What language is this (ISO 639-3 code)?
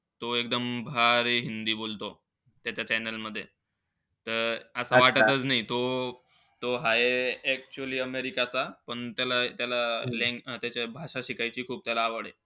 mar